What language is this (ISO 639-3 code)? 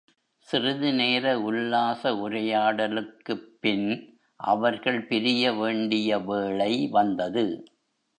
tam